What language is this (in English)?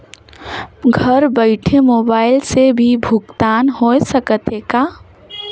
Chhattisgarhi